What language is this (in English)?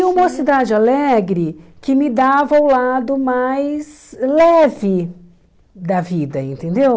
Portuguese